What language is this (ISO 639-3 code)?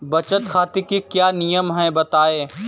hin